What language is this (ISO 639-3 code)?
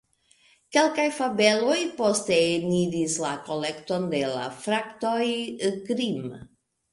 epo